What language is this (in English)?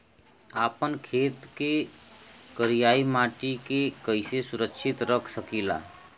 Bhojpuri